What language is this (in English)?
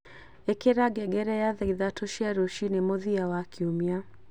Kikuyu